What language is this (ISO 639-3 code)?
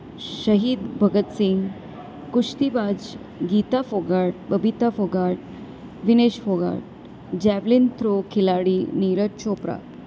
guj